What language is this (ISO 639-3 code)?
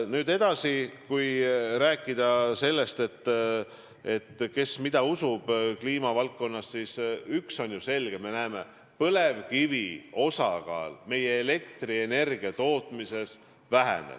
est